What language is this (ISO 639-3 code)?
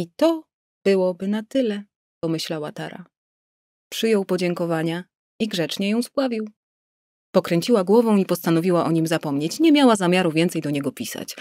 pol